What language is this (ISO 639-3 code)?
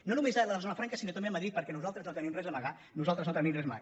cat